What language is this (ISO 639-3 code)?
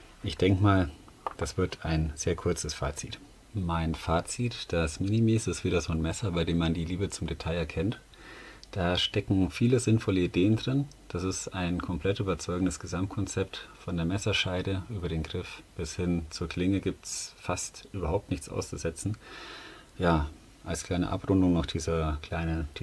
deu